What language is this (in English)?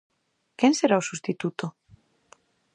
Galician